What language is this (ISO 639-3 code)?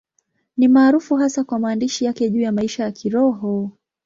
swa